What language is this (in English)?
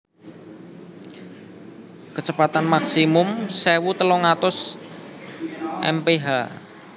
Javanese